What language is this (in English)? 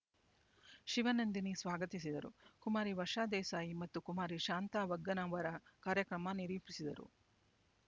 Kannada